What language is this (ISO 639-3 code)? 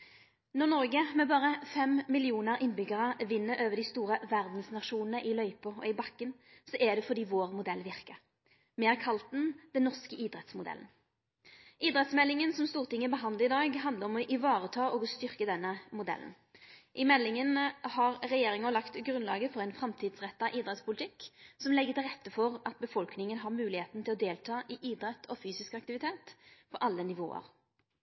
nno